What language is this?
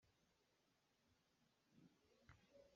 Hakha Chin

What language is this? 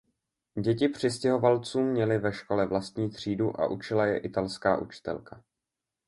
Czech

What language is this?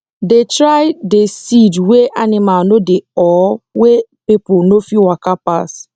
Nigerian Pidgin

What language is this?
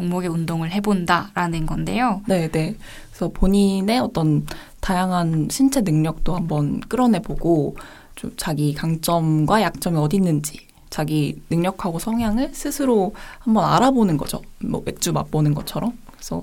Korean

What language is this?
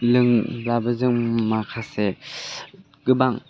Bodo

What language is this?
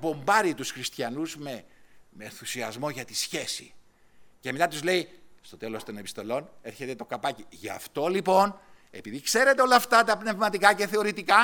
Greek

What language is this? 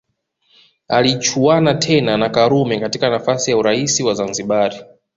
Swahili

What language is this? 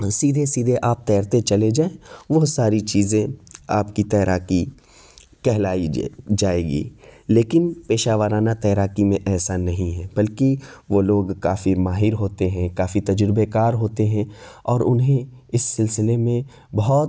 Urdu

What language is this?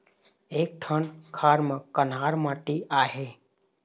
Chhattisgarhi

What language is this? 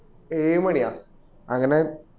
Malayalam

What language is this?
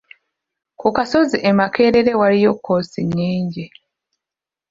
Ganda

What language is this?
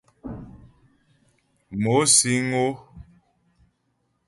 Ghomala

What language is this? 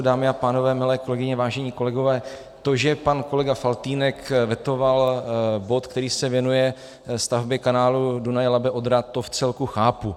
Czech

